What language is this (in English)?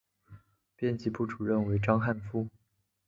Chinese